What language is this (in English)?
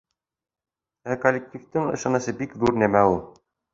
Bashkir